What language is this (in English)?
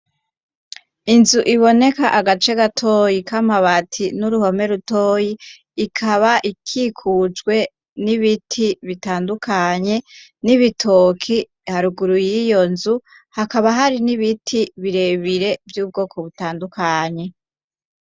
Rundi